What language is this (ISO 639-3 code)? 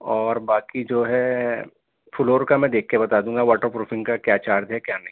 urd